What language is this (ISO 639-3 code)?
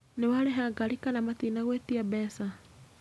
kik